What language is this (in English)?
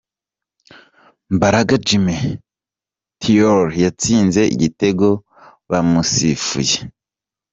Kinyarwanda